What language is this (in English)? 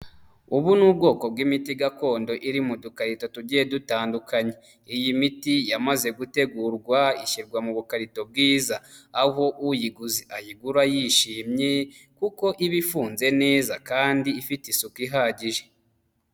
Kinyarwanda